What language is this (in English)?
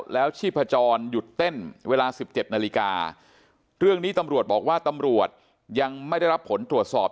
Thai